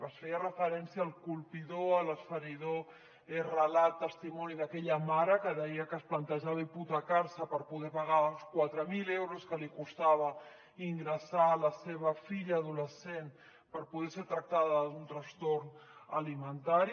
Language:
Catalan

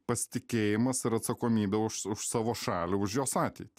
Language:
Lithuanian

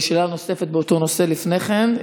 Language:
Hebrew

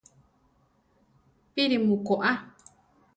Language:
Central Tarahumara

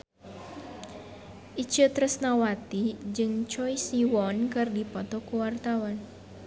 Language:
Sundanese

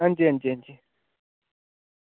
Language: Dogri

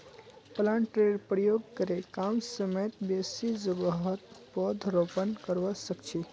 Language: Magahi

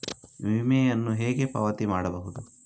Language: Kannada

